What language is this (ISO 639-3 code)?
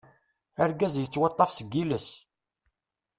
kab